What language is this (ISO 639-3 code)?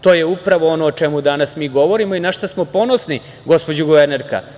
srp